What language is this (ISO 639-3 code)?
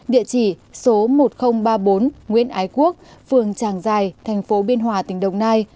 vie